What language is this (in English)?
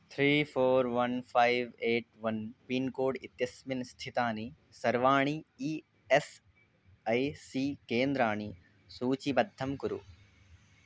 Sanskrit